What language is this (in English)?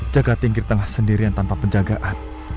Indonesian